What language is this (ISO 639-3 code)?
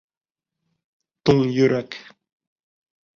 bak